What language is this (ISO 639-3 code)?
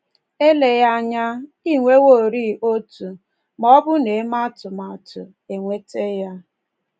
ibo